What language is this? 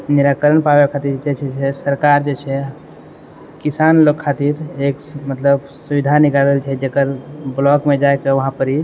Maithili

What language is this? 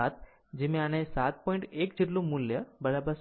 Gujarati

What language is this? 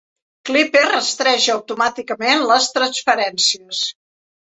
Catalan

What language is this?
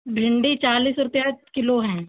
Hindi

